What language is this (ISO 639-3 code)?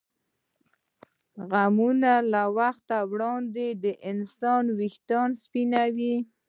pus